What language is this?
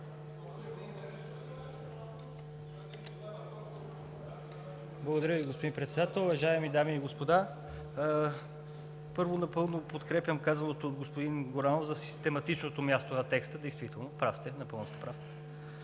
Bulgarian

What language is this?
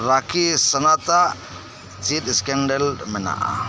Santali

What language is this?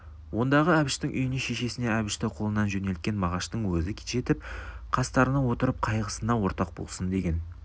Kazakh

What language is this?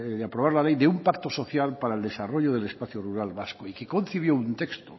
Spanish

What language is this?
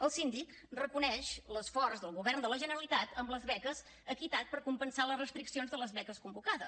Catalan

